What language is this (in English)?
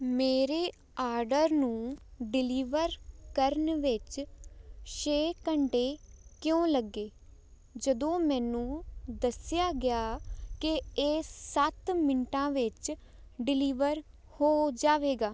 Punjabi